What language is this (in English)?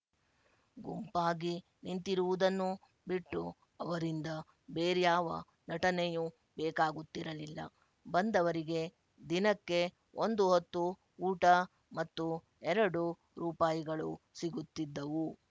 Kannada